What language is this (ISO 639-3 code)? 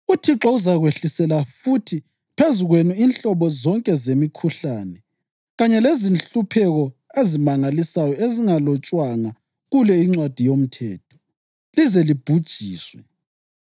nde